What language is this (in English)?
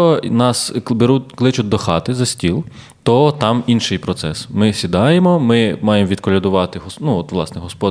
Ukrainian